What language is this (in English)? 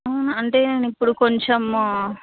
Telugu